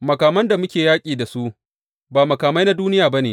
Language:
Hausa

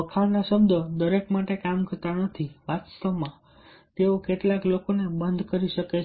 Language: Gujarati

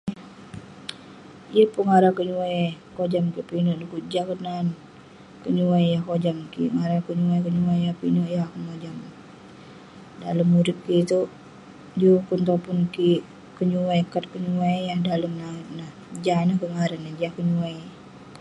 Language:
Western Penan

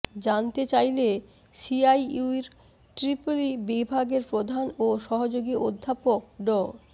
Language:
Bangla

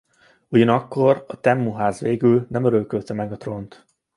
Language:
Hungarian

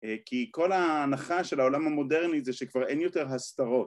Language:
Hebrew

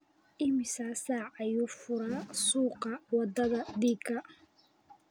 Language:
Somali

